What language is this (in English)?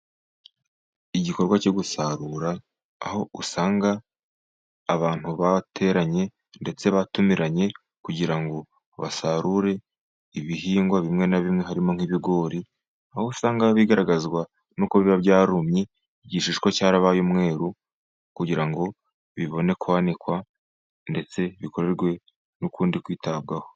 Kinyarwanda